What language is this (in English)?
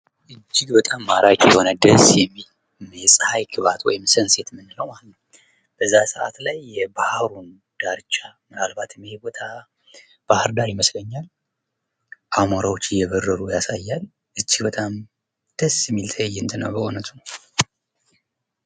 Amharic